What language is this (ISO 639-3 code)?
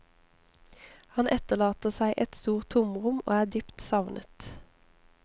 nor